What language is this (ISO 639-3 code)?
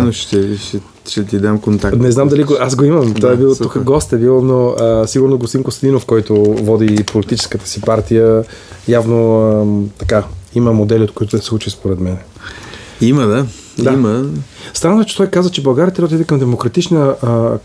bul